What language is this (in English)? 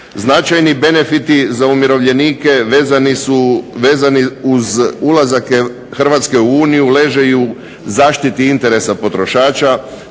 Croatian